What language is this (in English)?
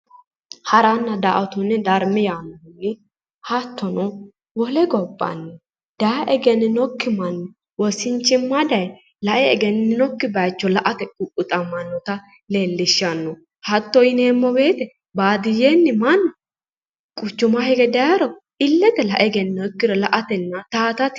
Sidamo